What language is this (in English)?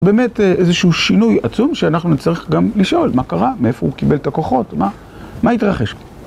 Hebrew